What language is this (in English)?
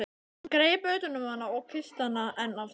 Icelandic